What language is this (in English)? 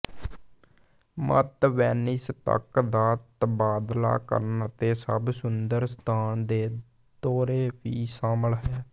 Punjabi